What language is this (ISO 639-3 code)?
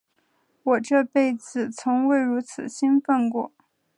zho